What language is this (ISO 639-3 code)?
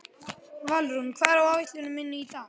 isl